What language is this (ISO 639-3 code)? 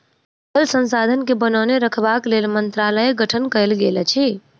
mai